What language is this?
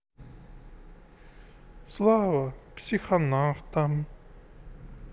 Russian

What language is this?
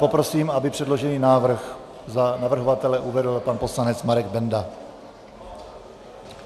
Czech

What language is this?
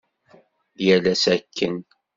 Kabyle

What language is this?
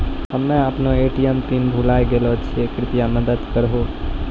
Maithili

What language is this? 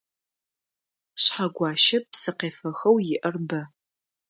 Adyghe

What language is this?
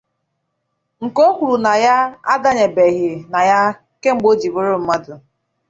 Igbo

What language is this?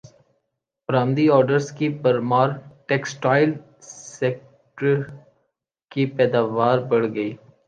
Urdu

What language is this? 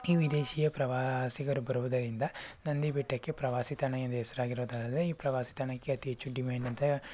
Kannada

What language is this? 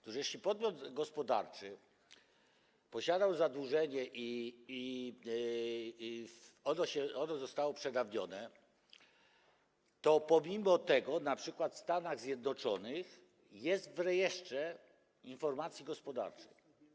Polish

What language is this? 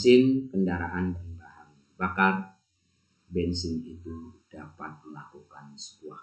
Indonesian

